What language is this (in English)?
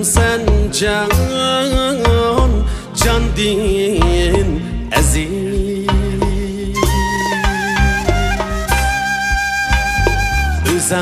Arabic